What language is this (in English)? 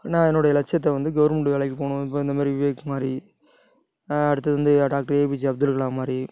Tamil